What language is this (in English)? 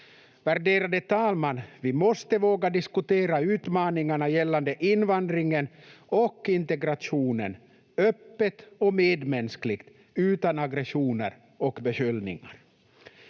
Finnish